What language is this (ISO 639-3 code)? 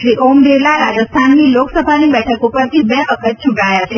guj